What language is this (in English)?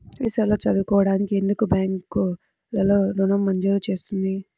Telugu